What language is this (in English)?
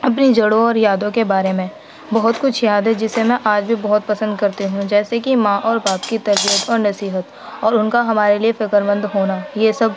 Urdu